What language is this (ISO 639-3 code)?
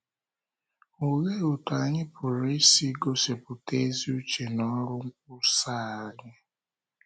ibo